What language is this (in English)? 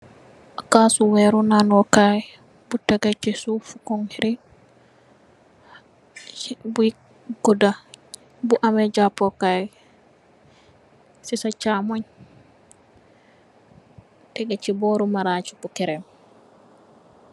Wolof